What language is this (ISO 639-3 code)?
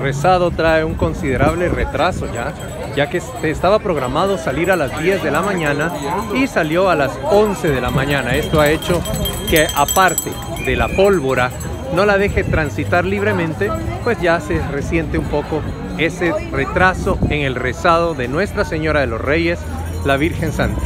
spa